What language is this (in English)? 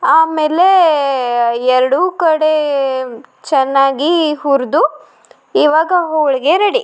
Kannada